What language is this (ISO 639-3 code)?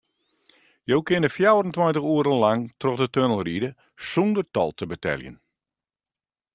fry